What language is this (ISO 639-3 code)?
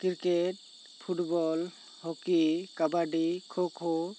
sat